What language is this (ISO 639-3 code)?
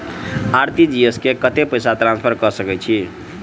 mai